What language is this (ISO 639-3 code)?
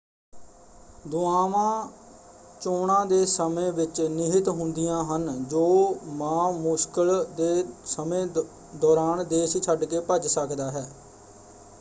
pan